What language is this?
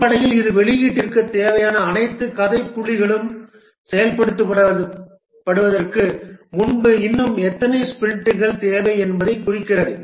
Tamil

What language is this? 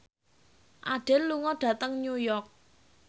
Javanese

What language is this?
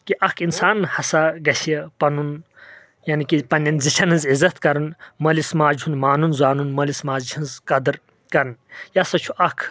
Kashmiri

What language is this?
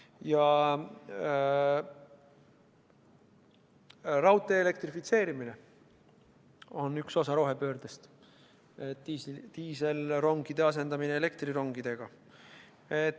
Estonian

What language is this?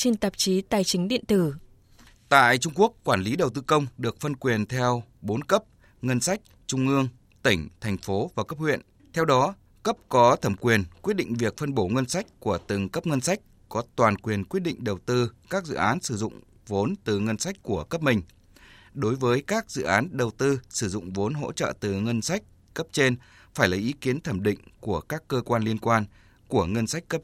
Vietnamese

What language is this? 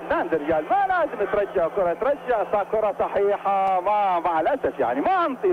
Arabic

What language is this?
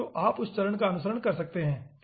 Hindi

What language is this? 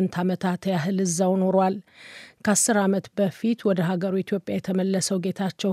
Amharic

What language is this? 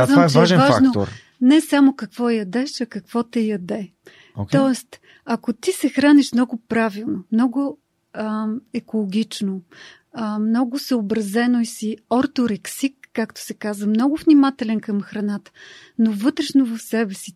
Bulgarian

